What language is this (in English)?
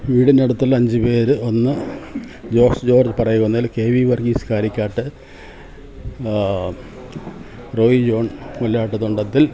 Malayalam